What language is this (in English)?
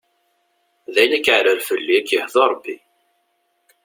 Kabyle